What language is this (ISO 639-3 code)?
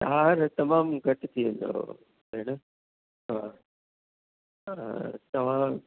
snd